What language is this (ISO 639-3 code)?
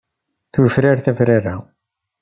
kab